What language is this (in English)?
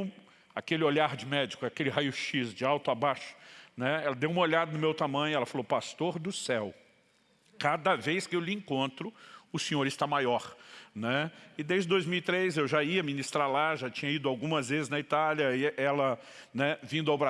Portuguese